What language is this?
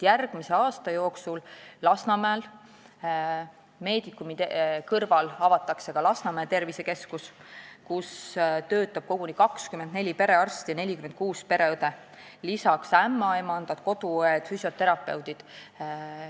Estonian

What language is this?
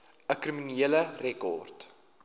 Afrikaans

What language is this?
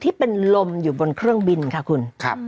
Thai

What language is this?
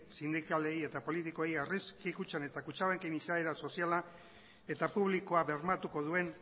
Basque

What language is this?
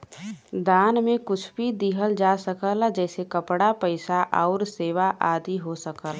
Bhojpuri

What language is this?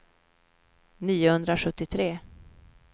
Swedish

